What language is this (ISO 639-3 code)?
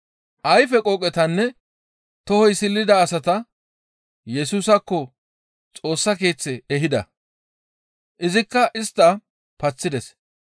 gmv